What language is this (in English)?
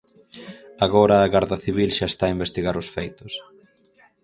Galician